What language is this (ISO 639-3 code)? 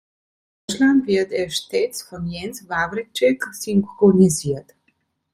deu